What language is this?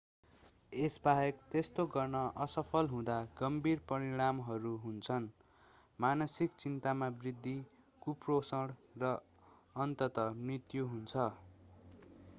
Nepali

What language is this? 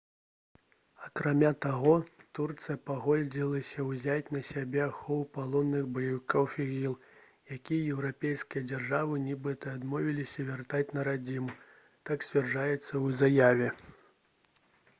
Belarusian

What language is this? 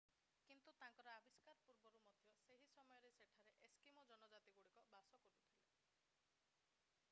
Odia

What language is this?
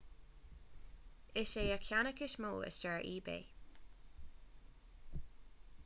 Irish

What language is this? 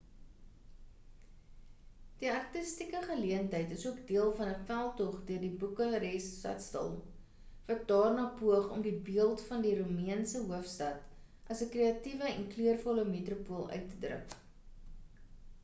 Afrikaans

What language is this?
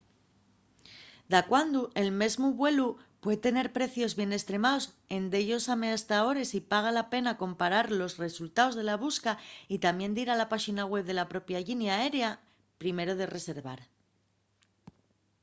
Asturian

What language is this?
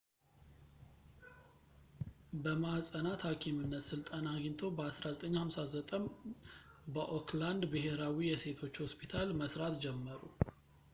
Amharic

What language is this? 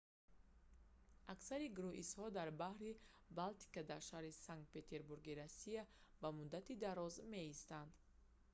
Tajik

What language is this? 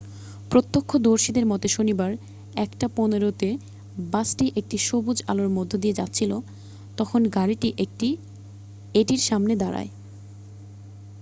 Bangla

